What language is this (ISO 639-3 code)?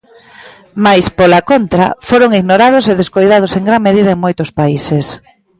glg